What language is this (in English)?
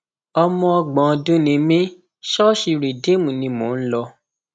Yoruba